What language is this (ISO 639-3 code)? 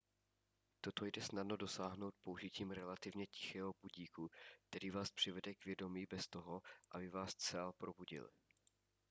ces